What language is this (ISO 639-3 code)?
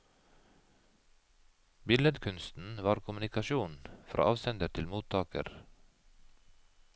nor